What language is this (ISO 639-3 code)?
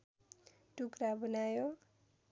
nep